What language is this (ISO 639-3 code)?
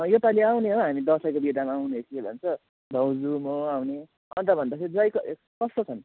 nep